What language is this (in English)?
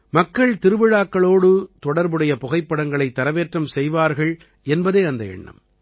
Tamil